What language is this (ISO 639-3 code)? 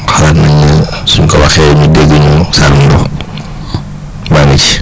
wol